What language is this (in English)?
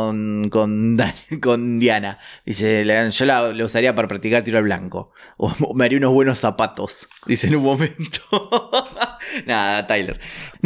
Spanish